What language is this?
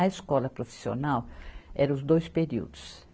Portuguese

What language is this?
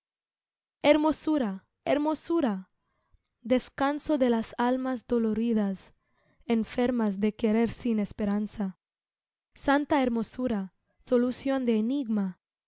Spanish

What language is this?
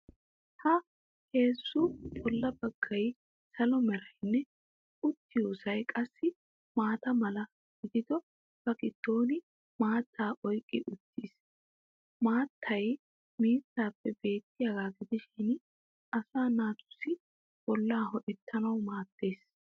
Wolaytta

